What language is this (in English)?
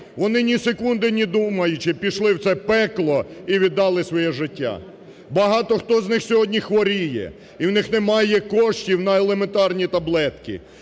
Ukrainian